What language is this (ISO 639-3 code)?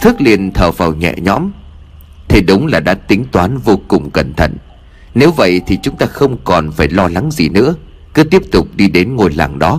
vie